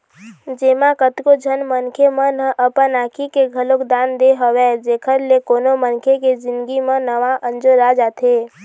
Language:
Chhattisgarhi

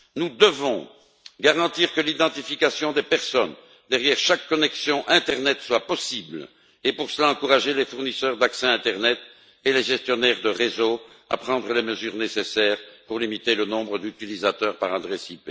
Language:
French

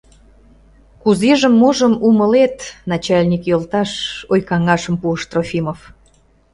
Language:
Mari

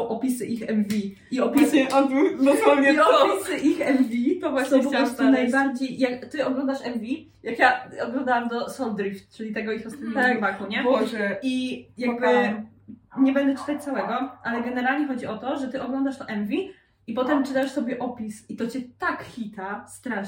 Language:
Polish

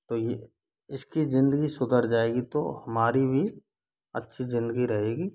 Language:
Hindi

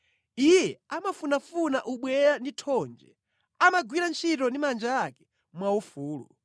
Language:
Nyanja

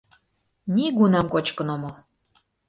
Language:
Mari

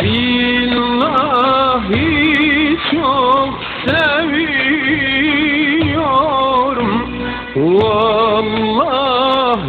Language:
Arabic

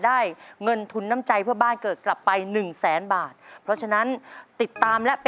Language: Thai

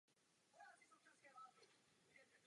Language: Czech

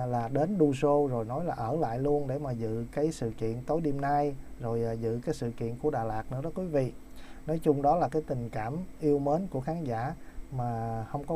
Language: Vietnamese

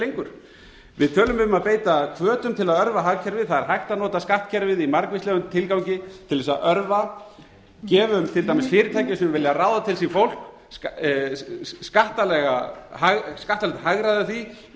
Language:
Icelandic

